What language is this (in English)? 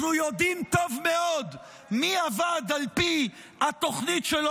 Hebrew